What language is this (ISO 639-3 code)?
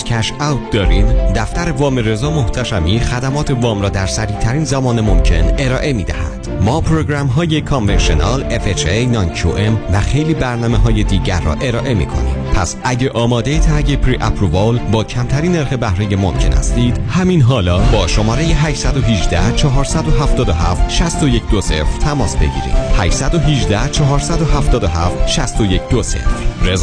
fas